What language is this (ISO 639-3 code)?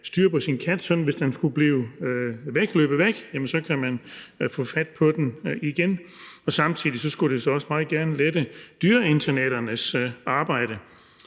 dan